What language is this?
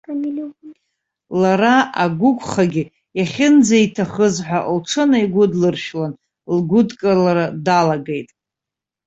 Abkhazian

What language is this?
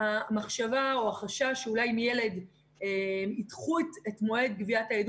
Hebrew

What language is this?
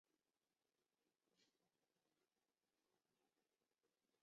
Chinese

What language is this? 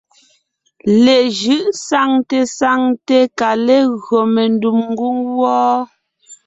Ngiemboon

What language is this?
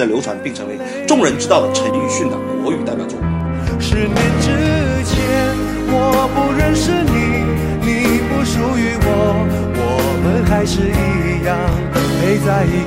Chinese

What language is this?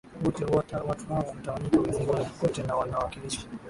Swahili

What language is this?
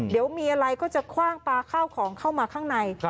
Thai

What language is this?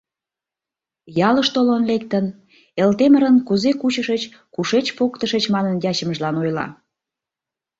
Mari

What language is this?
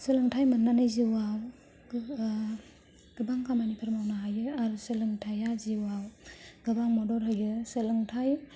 Bodo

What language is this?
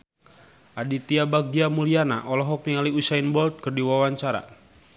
Sundanese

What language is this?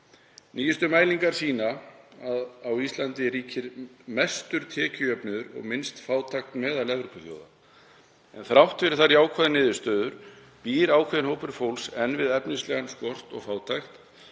Icelandic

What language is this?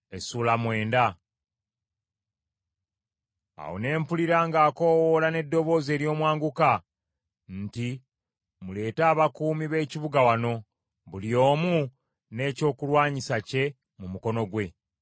Ganda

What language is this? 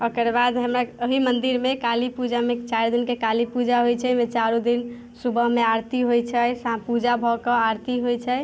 Maithili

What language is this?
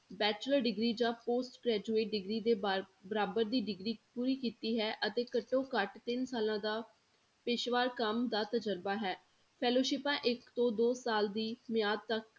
Punjabi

